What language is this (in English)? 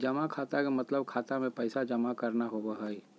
Magahi